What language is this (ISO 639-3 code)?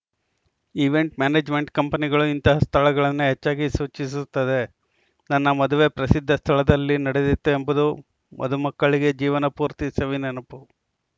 kan